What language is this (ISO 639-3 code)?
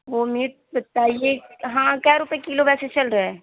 urd